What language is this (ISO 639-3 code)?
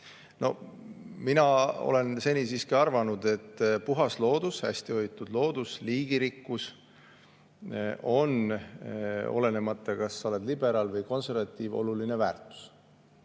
est